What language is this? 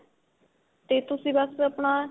Punjabi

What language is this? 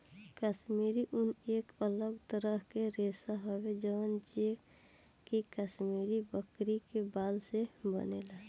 Bhojpuri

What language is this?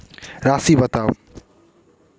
Maithili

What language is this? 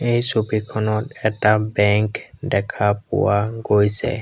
Assamese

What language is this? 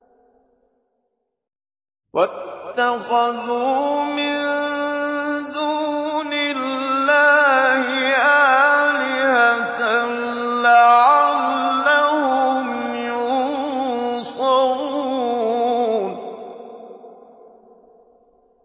Arabic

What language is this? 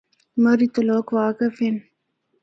Northern Hindko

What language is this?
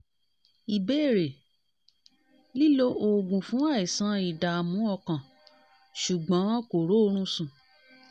Yoruba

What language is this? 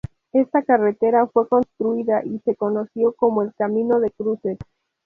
Spanish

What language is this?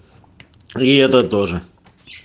Russian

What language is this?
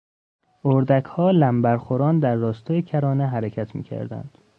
Persian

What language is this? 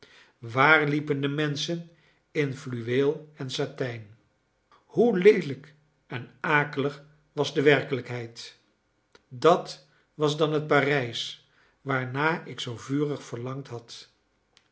Dutch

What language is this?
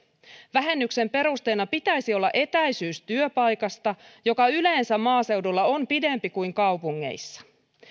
Finnish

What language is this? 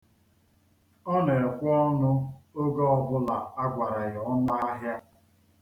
Igbo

